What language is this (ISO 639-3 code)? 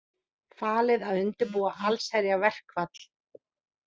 isl